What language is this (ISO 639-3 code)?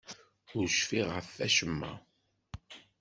kab